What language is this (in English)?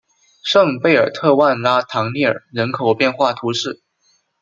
Chinese